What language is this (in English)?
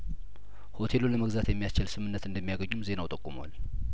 Amharic